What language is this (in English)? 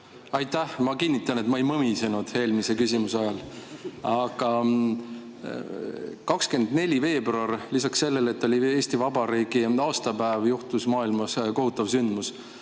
Estonian